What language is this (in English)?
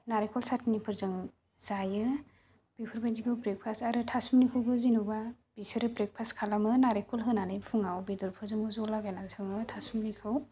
Bodo